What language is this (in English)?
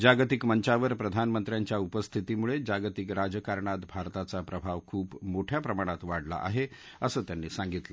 Marathi